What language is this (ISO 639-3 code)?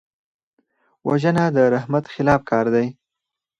pus